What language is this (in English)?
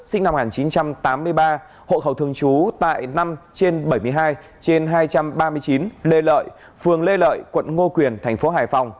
Vietnamese